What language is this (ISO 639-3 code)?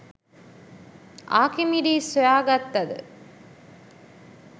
sin